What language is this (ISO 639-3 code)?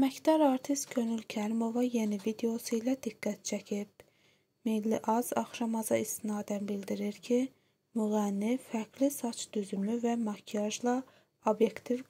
tur